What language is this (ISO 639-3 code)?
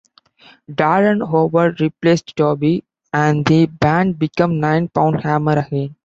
eng